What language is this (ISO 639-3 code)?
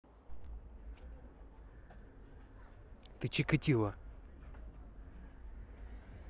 rus